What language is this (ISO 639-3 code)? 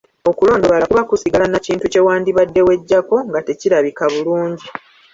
lug